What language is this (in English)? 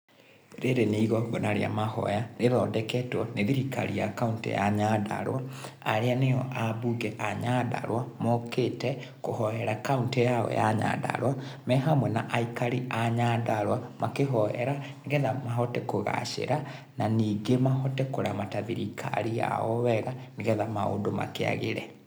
Kikuyu